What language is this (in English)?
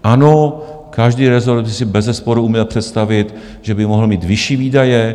Czech